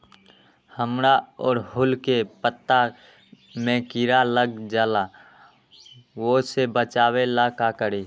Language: Magahi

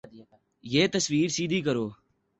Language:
Urdu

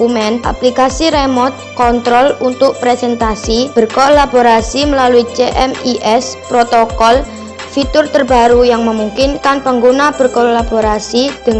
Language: Indonesian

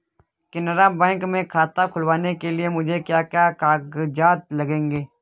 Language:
Hindi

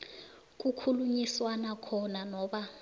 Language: South Ndebele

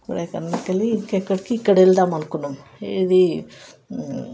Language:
Telugu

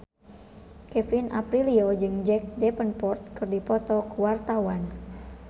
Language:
Sundanese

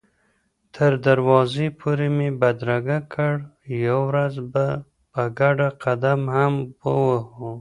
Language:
Pashto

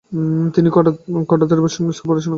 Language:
Bangla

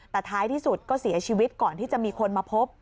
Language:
Thai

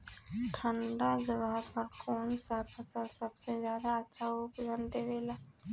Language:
Bhojpuri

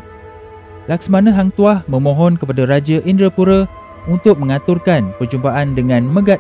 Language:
Malay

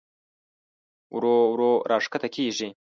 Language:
Pashto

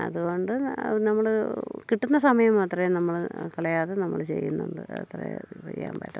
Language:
Malayalam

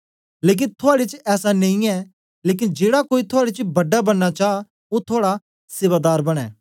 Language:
Dogri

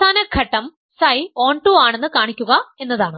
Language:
Malayalam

